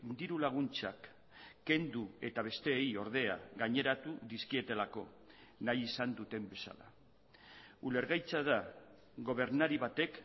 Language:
Basque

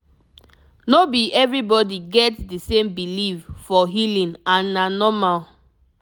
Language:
Nigerian Pidgin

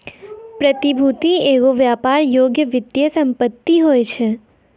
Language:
Maithili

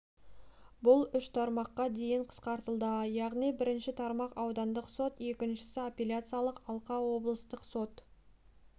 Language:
Kazakh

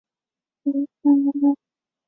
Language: Chinese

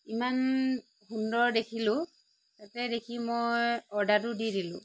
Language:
Assamese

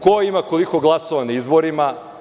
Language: Serbian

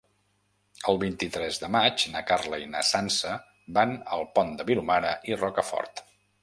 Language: Catalan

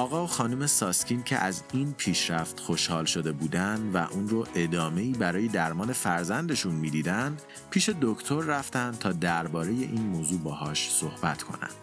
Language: Persian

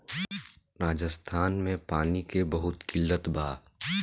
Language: Bhojpuri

